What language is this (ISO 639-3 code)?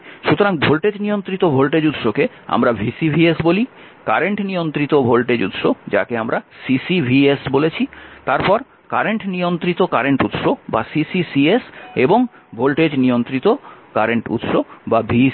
ben